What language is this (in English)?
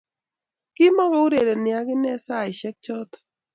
Kalenjin